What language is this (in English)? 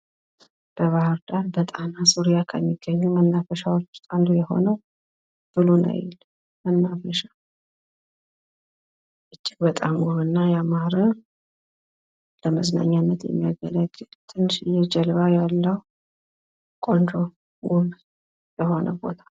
Amharic